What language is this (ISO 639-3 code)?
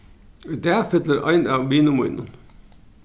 fao